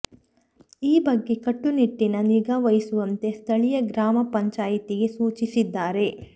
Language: Kannada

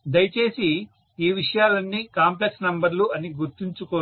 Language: Telugu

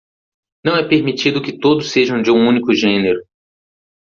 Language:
Portuguese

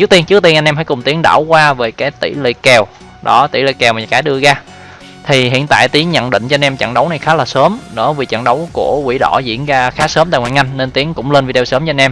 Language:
Vietnamese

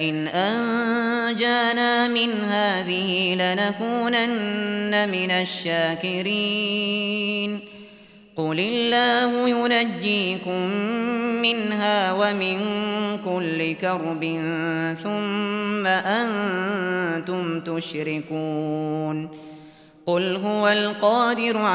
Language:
Arabic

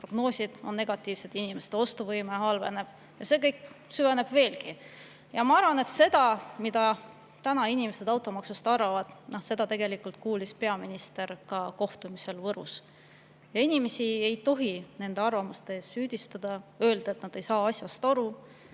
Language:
Estonian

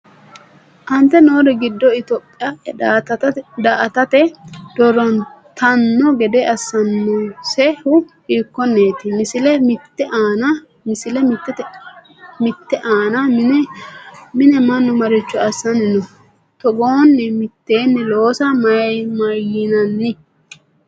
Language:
Sidamo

